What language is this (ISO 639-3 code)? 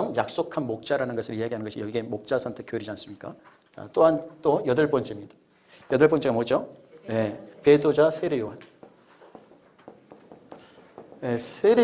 kor